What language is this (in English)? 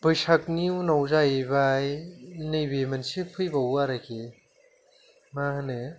Bodo